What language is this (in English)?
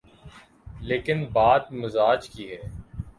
Urdu